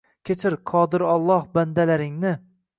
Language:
Uzbek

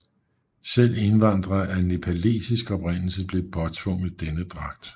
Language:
Danish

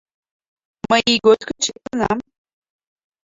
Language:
Mari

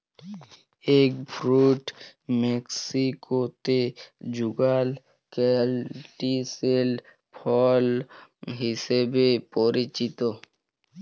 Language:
Bangla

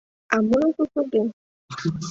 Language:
Mari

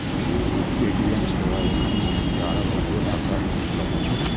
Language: Maithili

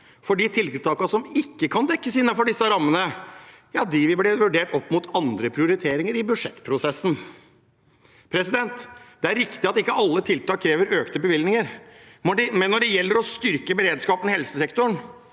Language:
Norwegian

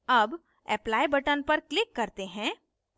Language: Hindi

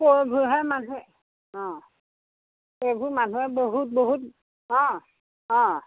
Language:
Assamese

